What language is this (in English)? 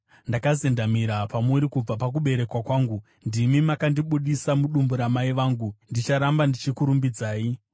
Shona